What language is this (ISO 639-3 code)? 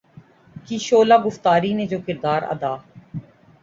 urd